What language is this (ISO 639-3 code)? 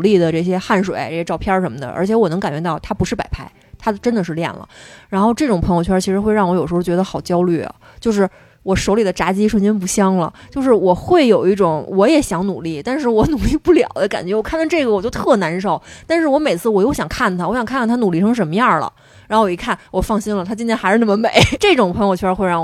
zho